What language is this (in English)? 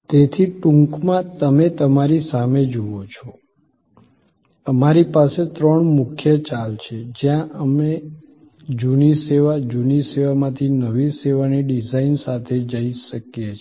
Gujarati